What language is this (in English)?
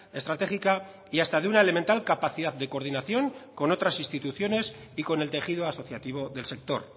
Spanish